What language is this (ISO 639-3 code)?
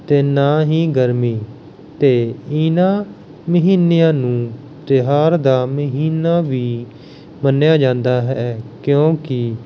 pan